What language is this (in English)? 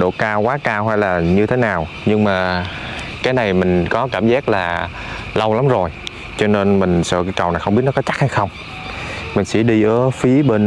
Vietnamese